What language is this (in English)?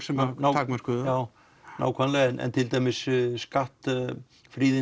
Icelandic